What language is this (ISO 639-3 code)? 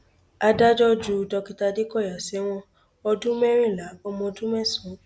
yor